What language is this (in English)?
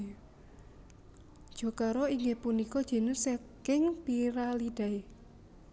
Javanese